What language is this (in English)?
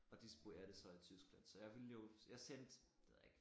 Danish